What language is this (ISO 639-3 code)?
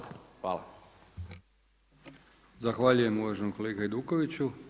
hrv